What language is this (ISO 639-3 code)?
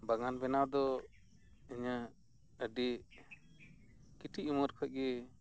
sat